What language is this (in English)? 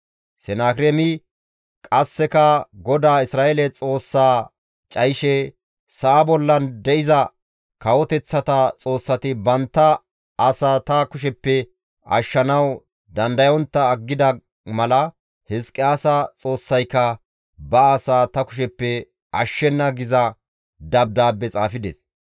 Gamo